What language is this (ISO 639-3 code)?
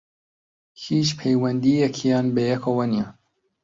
ckb